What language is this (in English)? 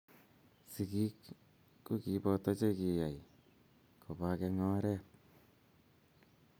Kalenjin